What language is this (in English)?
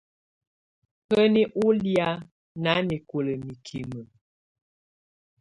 Tunen